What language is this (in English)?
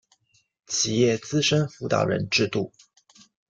Chinese